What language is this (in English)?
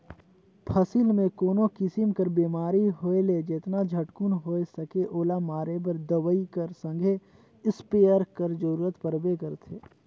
Chhattisgarhi